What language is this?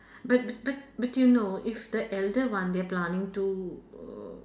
English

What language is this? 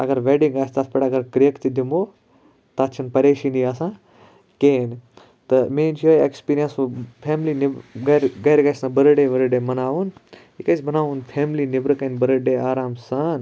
Kashmiri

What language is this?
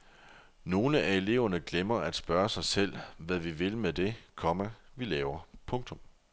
Danish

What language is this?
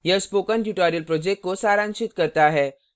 Hindi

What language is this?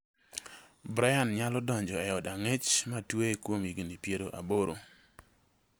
Luo (Kenya and Tanzania)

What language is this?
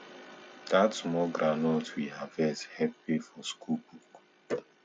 Nigerian Pidgin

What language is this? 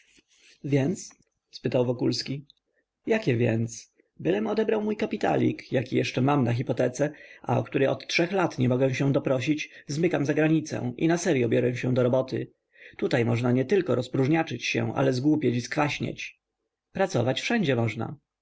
Polish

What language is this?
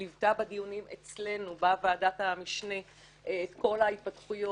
Hebrew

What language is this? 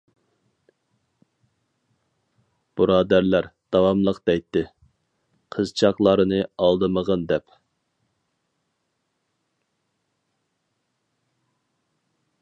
Uyghur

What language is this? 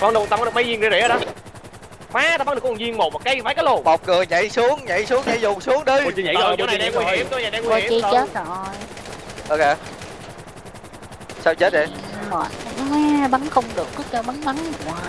Vietnamese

